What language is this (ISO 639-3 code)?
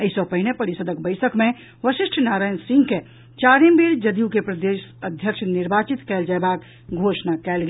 mai